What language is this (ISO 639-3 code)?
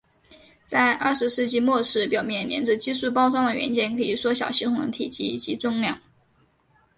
zho